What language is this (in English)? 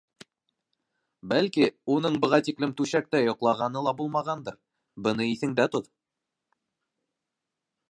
Bashkir